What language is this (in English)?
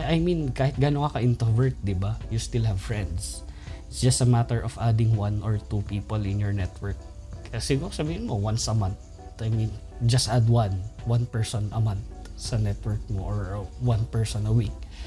Filipino